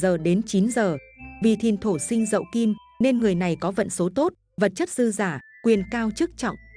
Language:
Vietnamese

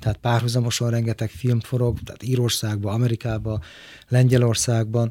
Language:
Hungarian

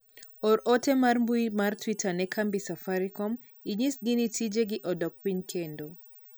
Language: Luo (Kenya and Tanzania)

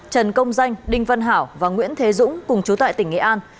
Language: Vietnamese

